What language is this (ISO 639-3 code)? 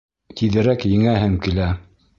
bak